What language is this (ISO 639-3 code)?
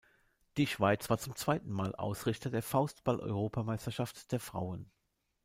deu